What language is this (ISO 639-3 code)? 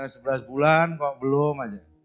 ind